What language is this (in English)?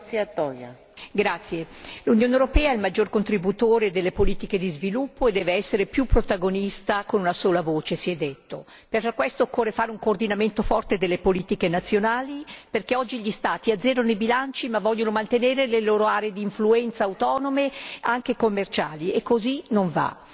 Italian